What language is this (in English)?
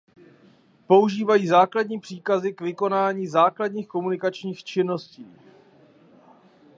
Czech